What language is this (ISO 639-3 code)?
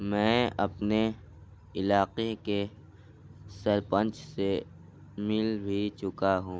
urd